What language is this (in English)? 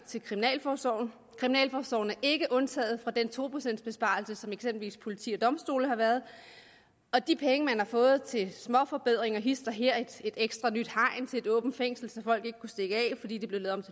Danish